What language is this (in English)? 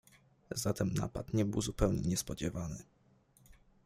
Polish